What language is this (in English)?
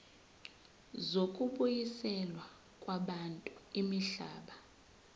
Zulu